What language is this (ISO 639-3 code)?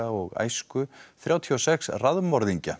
isl